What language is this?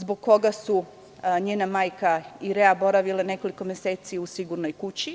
Serbian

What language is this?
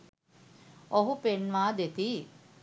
Sinhala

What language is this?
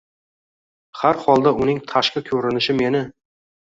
Uzbek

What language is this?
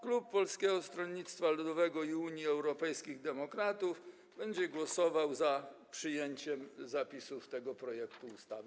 Polish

